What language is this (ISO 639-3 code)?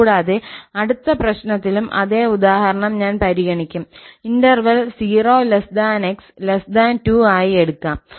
mal